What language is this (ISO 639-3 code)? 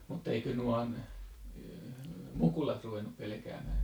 fin